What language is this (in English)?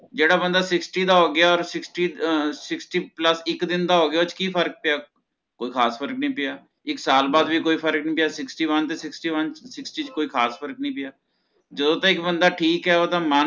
Punjabi